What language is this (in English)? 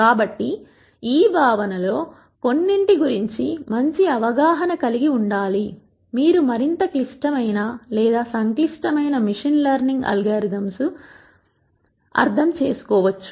Telugu